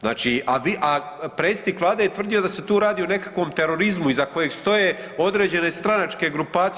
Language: Croatian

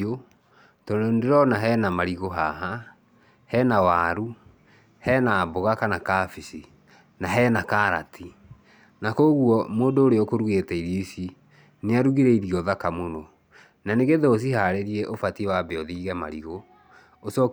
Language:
Kikuyu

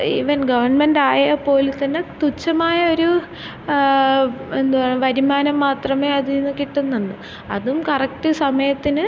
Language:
Malayalam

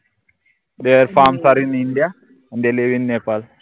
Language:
Marathi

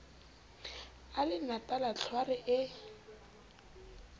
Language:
Southern Sotho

